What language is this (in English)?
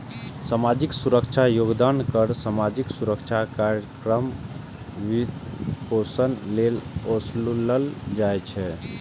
Maithili